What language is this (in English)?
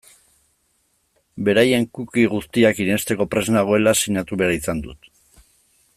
Basque